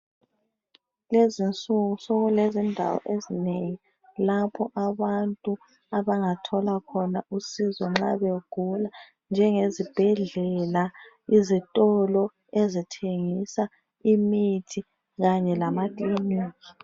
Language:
North Ndebele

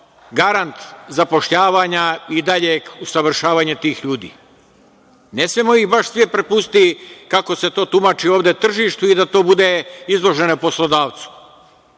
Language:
Serbian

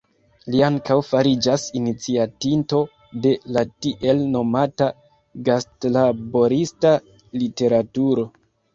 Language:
Esperanto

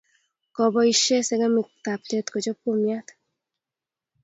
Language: Kalenjin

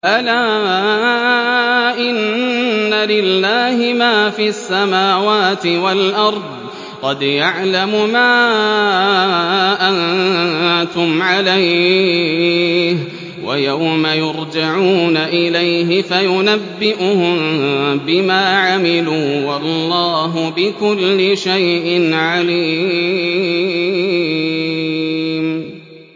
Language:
Arabic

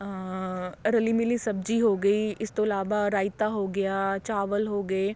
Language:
Punjabi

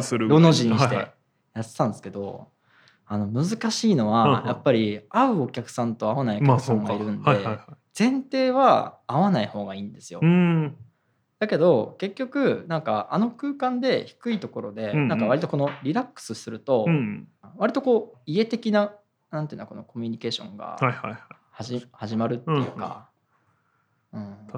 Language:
Japanese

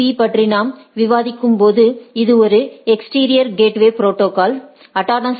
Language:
Tamil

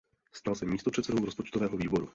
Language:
Czech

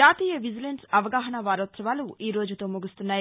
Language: Telugu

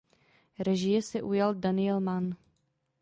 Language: Czech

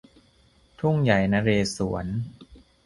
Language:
Thai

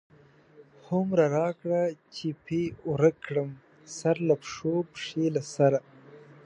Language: Pashto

